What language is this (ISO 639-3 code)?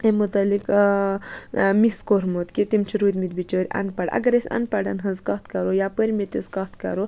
kas